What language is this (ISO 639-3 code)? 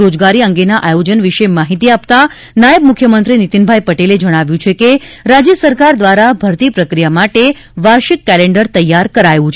guj